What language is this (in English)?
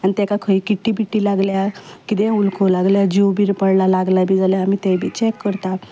Konkani